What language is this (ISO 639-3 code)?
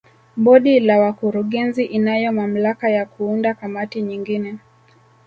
swa